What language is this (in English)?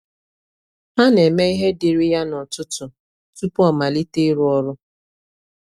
Igbo